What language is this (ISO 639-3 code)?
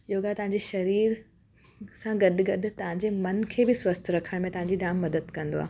snd